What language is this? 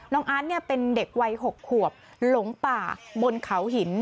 Thai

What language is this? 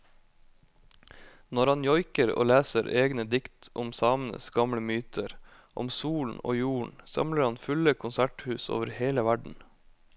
Norwegian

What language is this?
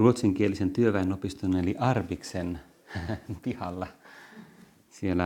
Finnish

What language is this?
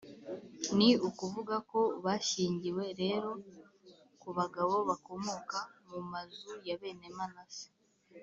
Kinyarwanda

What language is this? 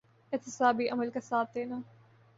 Urdu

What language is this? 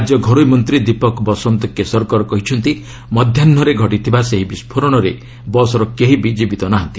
Odia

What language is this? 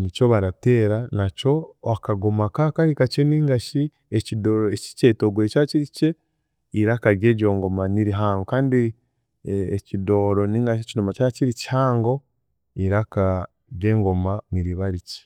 Chiga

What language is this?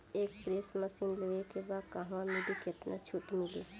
Bhojpuri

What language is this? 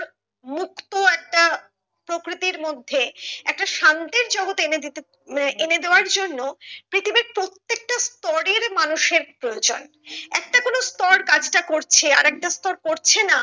Bangla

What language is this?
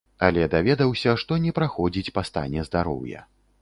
Belarusian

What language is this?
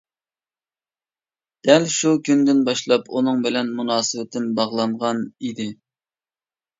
Uyghur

